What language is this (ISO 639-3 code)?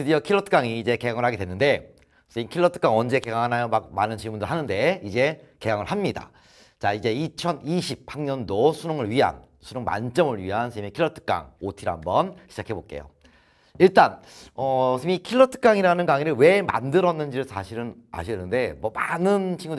kor